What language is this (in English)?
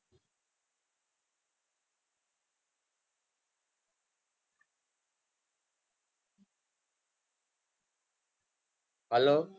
Gujarati